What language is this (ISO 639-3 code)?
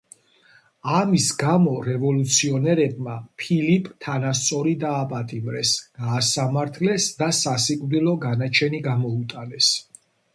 kat